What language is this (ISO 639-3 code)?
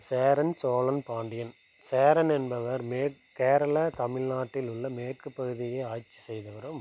tam